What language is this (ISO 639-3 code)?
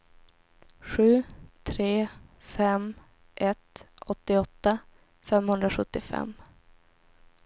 swe